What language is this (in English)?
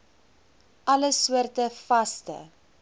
Afrikaans